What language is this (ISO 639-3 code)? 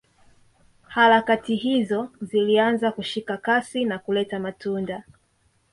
swa